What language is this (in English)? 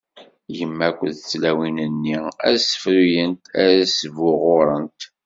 Kabyle